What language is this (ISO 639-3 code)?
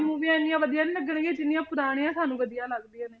pan